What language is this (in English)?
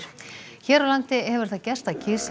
Icelandic